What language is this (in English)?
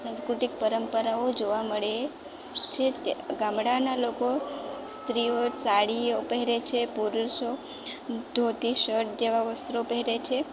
Gujarati